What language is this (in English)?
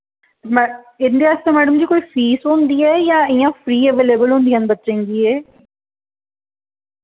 Dogri